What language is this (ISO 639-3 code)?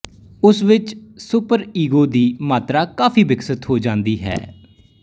pan